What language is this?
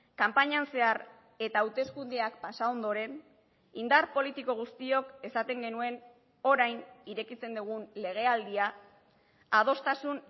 Basque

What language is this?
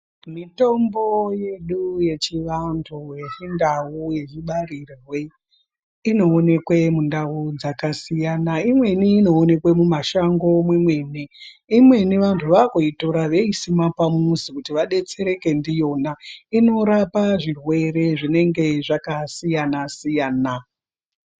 Ndau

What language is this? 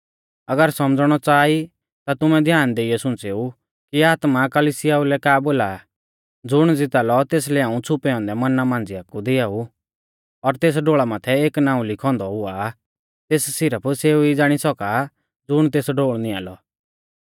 Mahasu Pahari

